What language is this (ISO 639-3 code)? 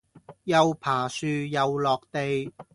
yue